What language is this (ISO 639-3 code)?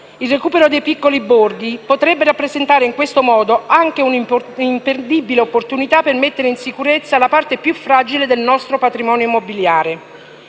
ita